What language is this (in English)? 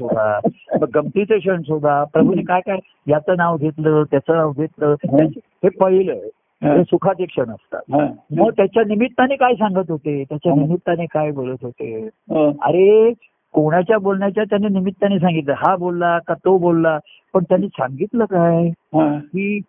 Marathi